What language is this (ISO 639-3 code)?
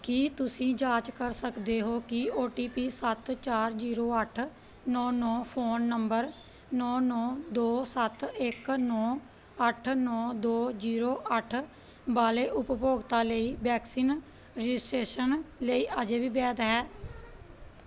pan